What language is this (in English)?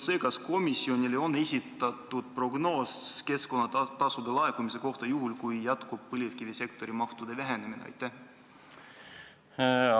Estonian